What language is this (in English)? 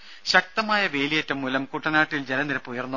Malayalam